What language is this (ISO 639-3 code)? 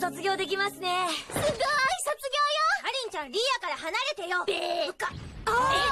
jpn